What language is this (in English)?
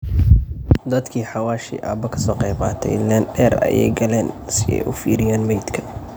Somali